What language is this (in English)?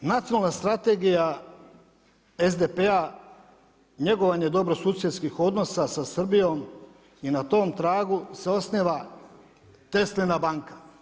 Croatian